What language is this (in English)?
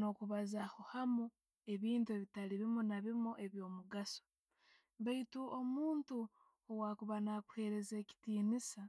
Tooro